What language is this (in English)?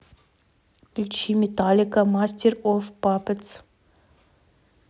Russian